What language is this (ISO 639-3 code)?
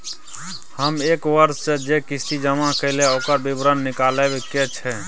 mai